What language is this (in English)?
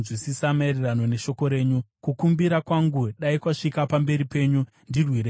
Shona